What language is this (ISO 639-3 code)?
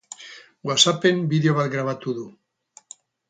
eus